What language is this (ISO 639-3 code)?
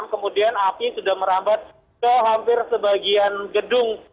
ind